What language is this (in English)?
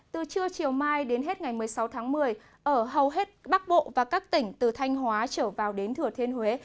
Vietnamese